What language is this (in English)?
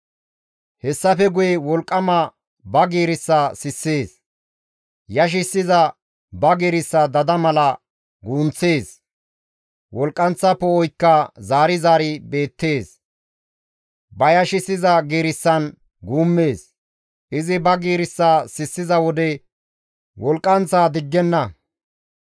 Gamo